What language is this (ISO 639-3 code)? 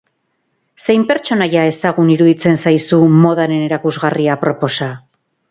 eus